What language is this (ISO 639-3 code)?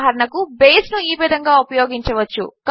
tel